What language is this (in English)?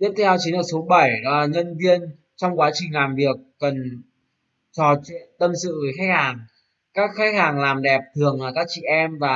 Vietnamese